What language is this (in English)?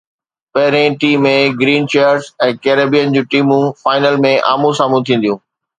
Sindhi